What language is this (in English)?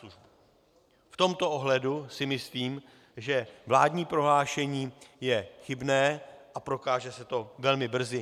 Czech